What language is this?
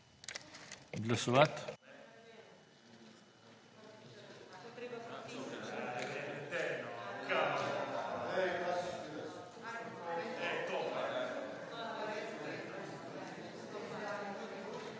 Slovenian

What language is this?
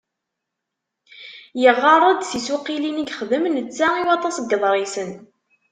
Kabyle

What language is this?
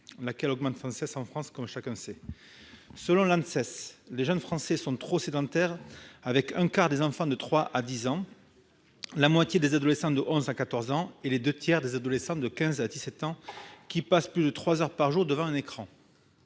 French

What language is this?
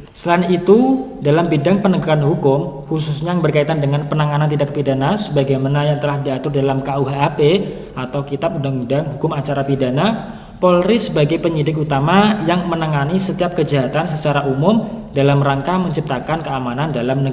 Indonesian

